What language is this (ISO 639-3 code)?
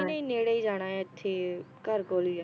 pan